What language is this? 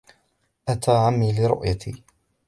Arabic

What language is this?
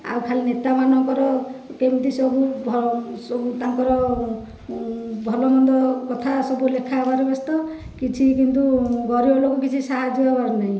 Odia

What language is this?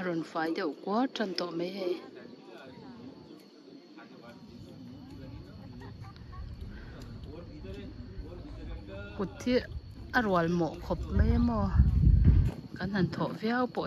Thai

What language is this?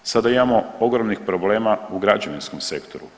Croatian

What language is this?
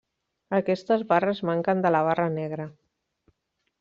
Catalan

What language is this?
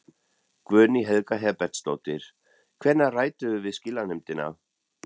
Icelandic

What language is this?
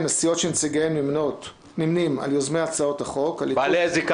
Hebrew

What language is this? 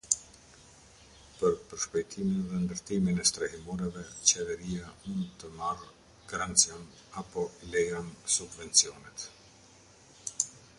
Albanian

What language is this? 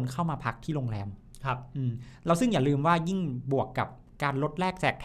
Thai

